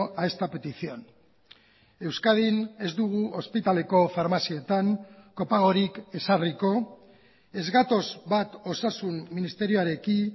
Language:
Basque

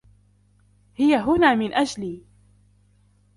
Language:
Arabic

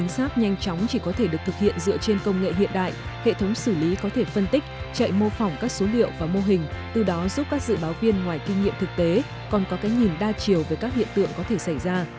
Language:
Vietnamese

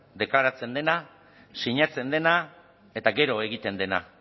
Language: Basque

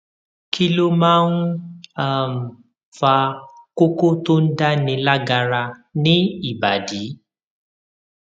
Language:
Yoruba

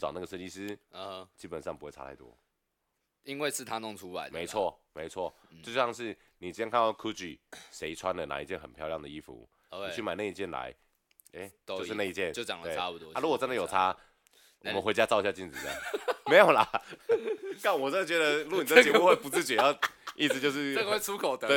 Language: Chinese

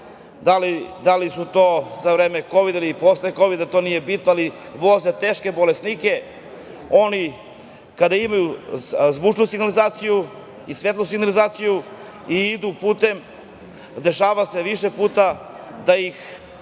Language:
Serbian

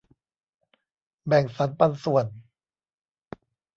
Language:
Thai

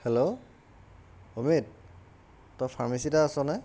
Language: Assamese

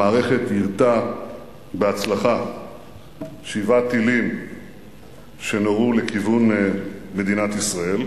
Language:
Hebrew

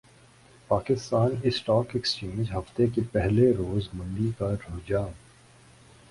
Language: Urdu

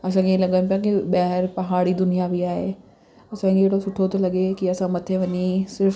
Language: Sindhi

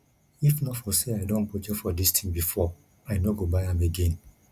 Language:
Nigerian Pidgin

